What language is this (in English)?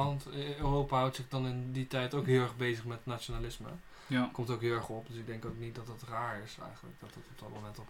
Dutch